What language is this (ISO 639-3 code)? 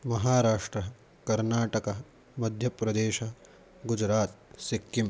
san